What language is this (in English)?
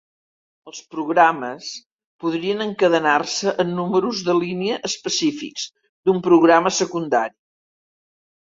Catalan